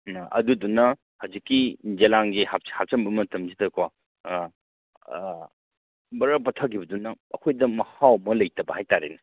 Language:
Manipuri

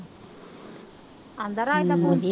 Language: Punjabi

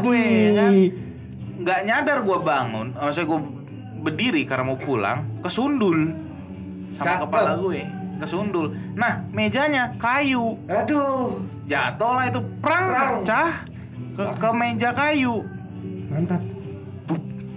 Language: Indonesian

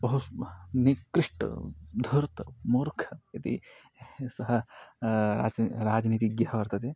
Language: Sanskrit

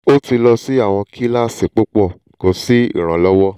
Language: Yoruba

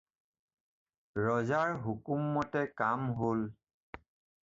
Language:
Assamese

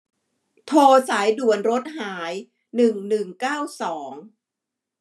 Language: Thai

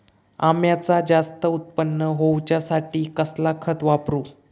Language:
Marathi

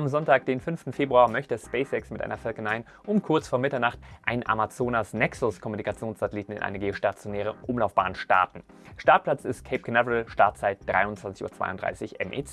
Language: German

